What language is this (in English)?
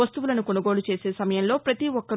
Telugu